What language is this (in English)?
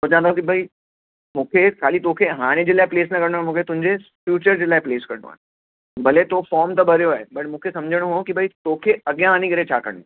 Sindhi